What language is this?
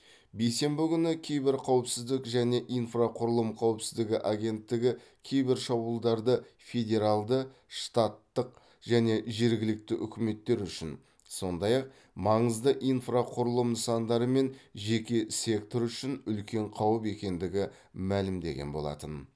Kazakh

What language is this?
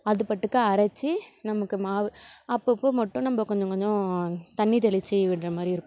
Tamil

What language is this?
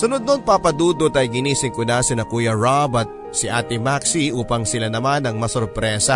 Filipino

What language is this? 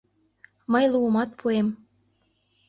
Mari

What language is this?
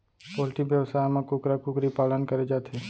Chhattisgarhi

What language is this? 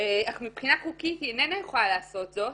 Hebrew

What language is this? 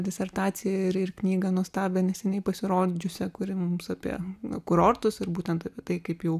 Lithuanian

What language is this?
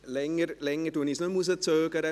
Swiss German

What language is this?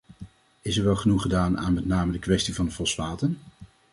Dutch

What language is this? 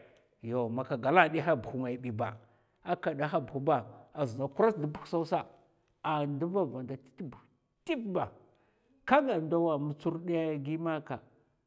Mafa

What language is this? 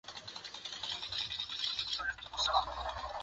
Chinese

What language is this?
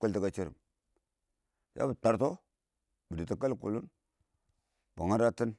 Awak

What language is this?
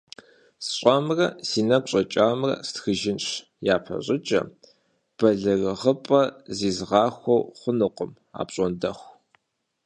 Kabardian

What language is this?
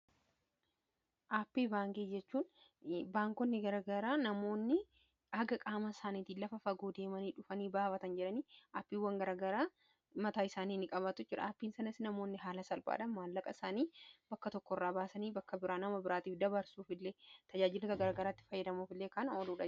Oromo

